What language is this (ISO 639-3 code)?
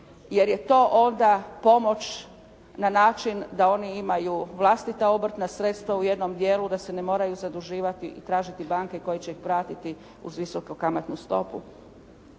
hrv